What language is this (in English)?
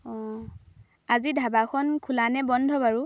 Assamese